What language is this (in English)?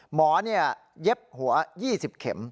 Thai